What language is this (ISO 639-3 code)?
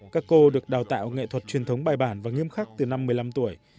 vie